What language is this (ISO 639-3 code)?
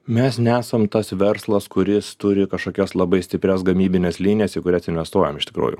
lit